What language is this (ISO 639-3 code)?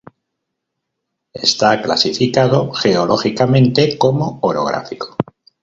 spa